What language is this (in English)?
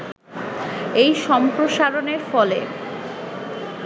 Bangla